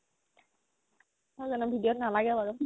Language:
Assamese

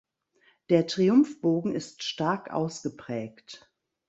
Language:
German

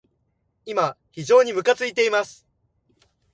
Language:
Japanese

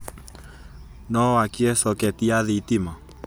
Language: Kikuyu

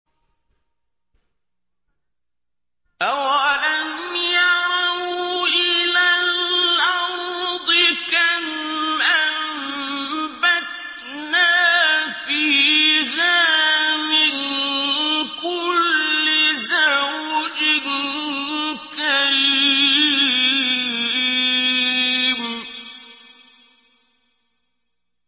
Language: Arabic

